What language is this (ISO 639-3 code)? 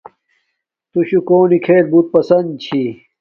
dmk